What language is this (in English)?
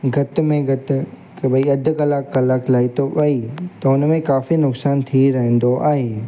Sindhi